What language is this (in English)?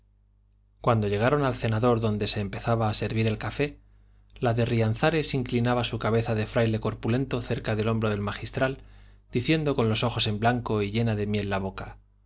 Spanish